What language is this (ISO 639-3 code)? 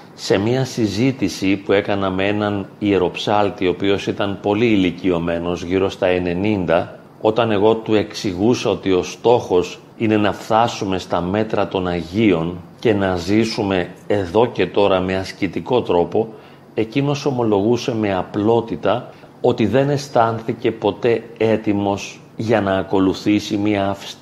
ell